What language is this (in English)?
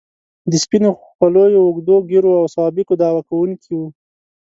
Pashto